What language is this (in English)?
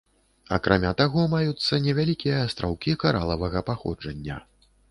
Belarusian